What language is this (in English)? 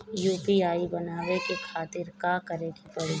Bhojpuri